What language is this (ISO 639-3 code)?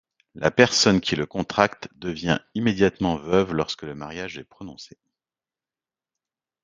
fra